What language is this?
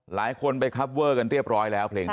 Thai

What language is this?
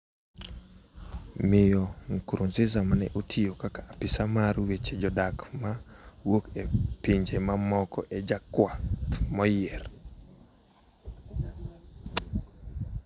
Luo (Kenya and Tanzania)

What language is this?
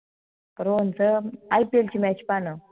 Marathi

